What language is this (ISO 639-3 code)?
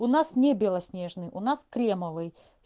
rus